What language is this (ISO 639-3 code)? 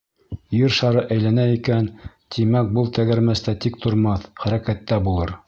bak